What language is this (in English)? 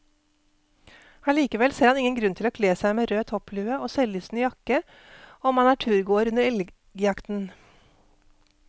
Norwegian